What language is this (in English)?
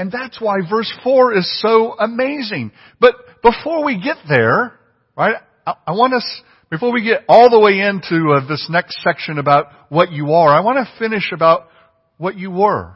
English